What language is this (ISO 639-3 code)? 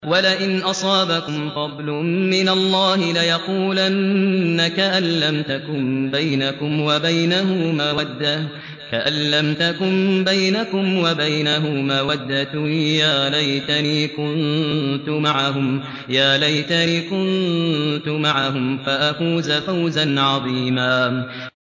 ara